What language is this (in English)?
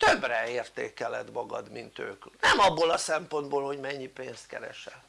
Hungarian